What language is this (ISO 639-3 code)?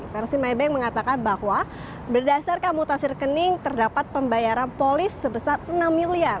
ind